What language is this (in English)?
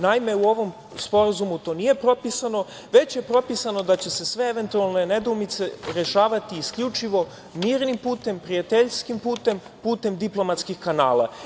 Serbian